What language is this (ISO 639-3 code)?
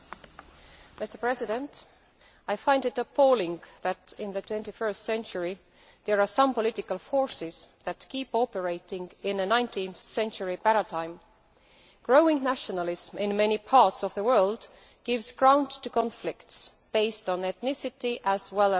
eng